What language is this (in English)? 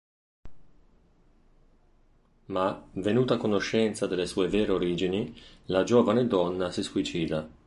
Italian